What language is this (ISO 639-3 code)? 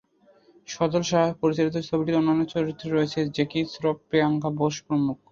ben